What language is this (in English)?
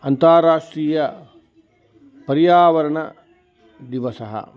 Sanskrit